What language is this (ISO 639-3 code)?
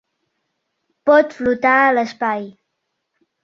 cat